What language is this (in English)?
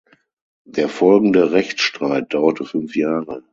German